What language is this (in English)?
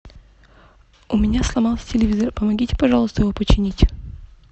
Russian